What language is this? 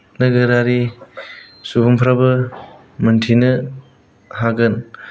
Bodo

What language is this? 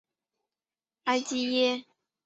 Chinese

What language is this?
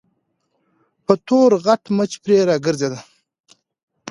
Pashto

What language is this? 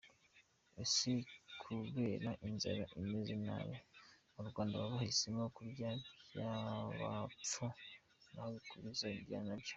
Kinyarwanda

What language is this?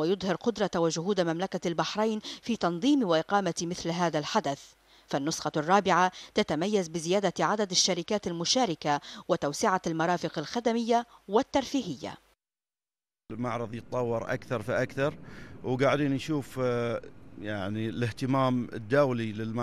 Arabic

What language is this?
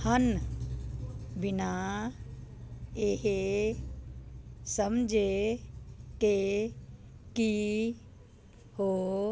Punjabi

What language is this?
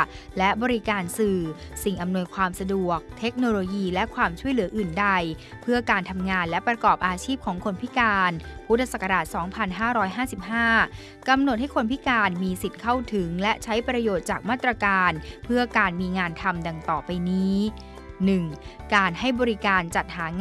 Thai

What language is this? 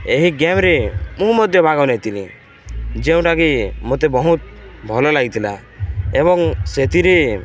Odia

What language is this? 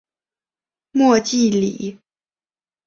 Chinese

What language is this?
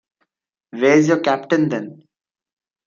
English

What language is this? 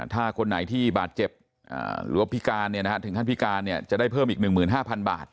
Thai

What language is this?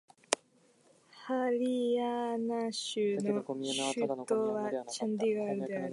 Japanese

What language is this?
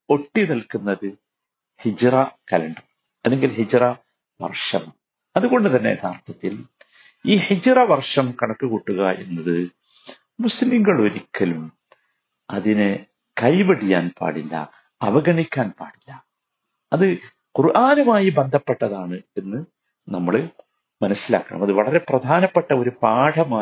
Malayalam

